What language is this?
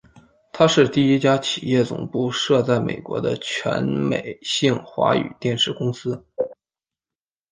Chinese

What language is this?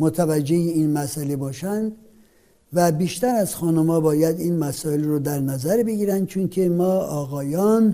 Persian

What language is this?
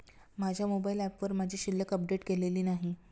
Marathi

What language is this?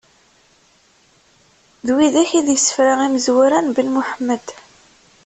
Kabyle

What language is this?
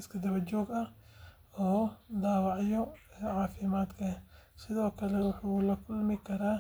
Somali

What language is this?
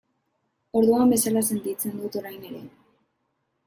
Basque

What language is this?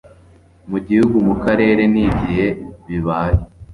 Kinyarwanda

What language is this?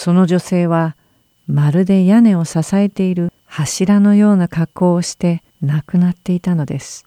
Japanese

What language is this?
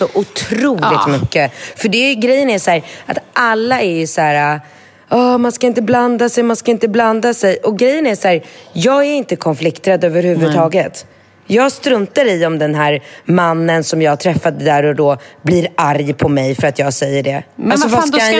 Swedish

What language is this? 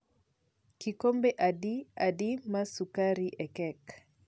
Luo (Kenya and Tanzania)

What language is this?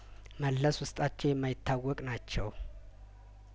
Amharic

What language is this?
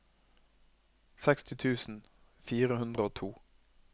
Norwegian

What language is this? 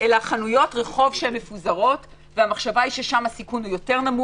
Hebrew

